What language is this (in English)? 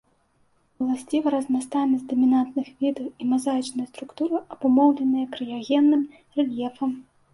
Belarusian